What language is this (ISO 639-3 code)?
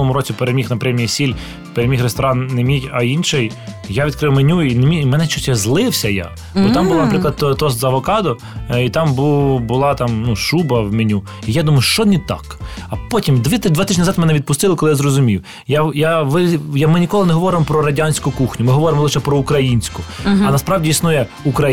ukr